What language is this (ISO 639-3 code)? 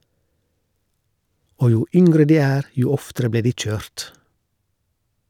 nor